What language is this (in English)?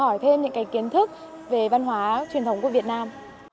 Vietnamese